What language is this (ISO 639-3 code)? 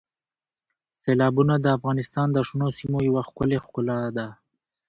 pus